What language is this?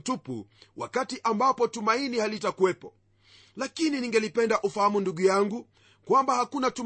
Swahili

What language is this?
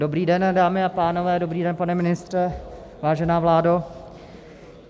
Czech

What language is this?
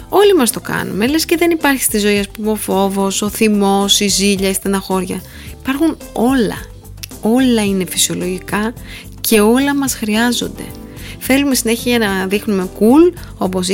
Greek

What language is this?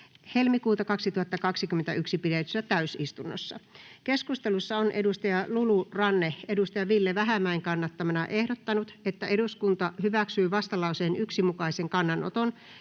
Finnish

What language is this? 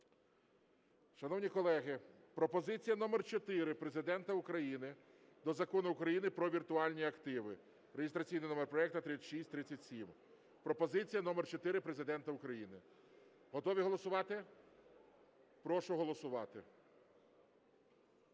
Ukrainian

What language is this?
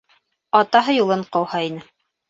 Bashkir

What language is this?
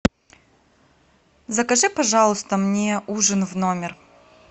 Russian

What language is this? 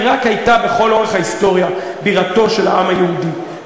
Hebrew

